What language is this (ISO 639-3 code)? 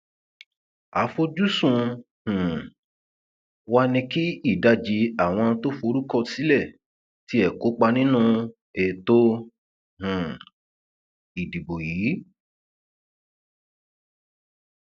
yor